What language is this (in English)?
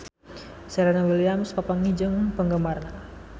Sundanese